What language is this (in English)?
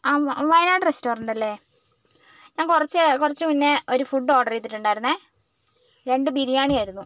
Malayalam